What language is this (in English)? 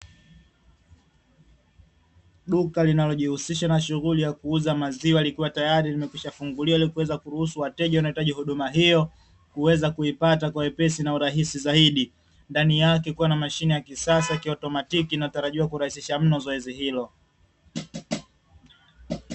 Swahili